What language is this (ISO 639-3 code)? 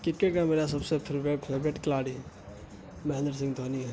urd